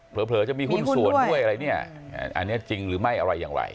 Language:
Thai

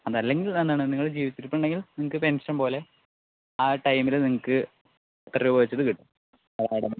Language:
Malayalam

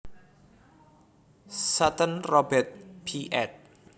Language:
Javanese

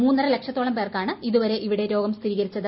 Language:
Malayalam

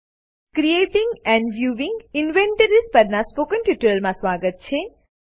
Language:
Gujarati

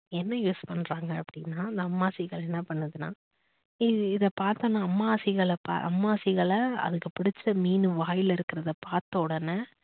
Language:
Tamil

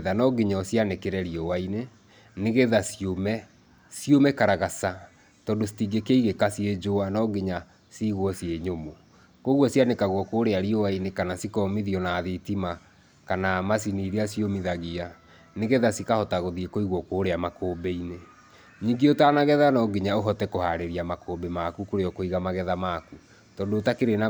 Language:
Kikuyu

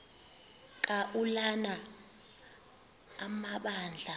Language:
Xhosa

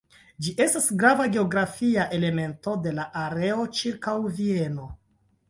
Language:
Esperanto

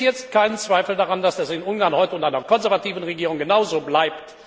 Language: German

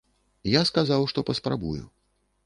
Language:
Belarusian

